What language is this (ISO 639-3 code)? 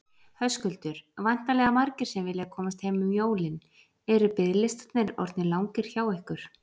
isl